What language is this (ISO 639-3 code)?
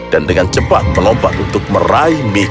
ind